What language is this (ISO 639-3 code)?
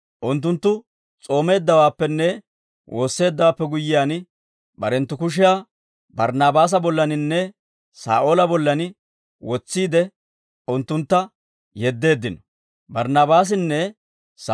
dwr